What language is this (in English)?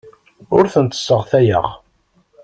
Kabyle